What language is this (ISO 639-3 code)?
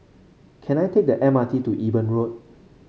eng